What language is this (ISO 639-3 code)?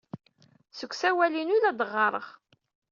kab